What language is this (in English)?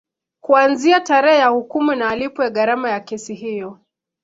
Swahili